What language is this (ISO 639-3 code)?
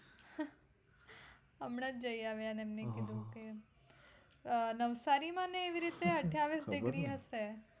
guj